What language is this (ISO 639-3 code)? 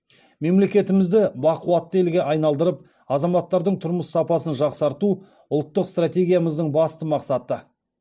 kaz